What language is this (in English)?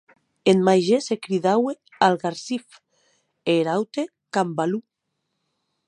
Occitan